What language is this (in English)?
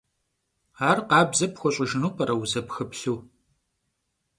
Kabardian